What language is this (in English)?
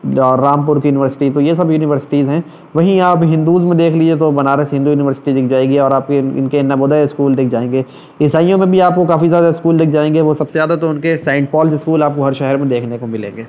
Urdu